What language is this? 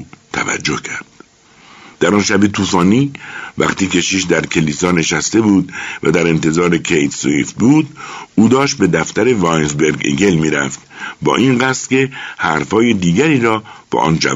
Persian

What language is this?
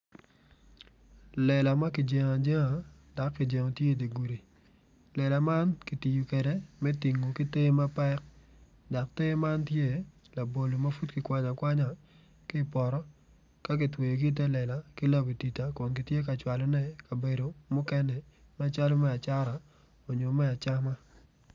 Acoli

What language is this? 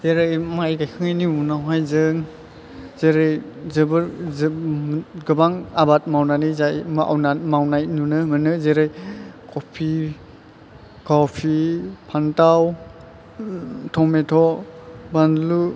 Bodo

